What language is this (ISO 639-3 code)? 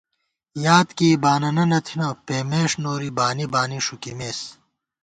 gwt